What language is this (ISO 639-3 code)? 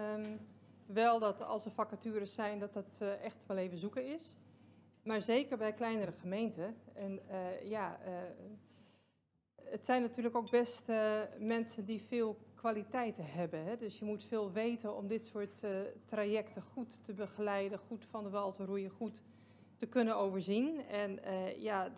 nld